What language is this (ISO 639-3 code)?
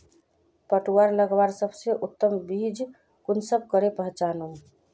mag